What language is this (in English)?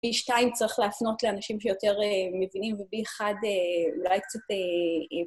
Hebrew